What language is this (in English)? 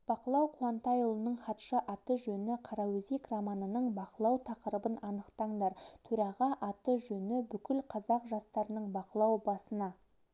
Kazakh